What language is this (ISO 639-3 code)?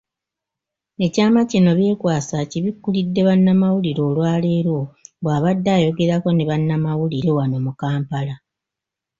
lug